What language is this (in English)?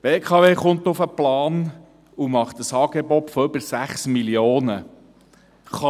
Swiss German